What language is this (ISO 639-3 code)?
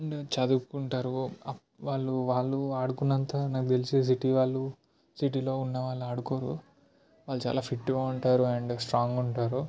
tel